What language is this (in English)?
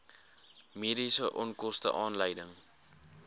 Afrikaans